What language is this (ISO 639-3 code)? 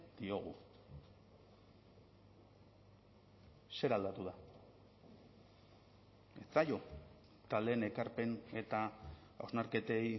eus